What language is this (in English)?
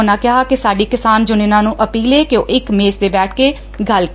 Punjabi